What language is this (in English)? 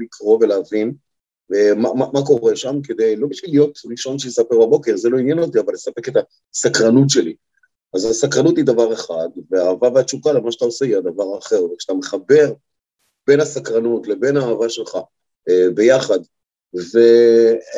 Hebrew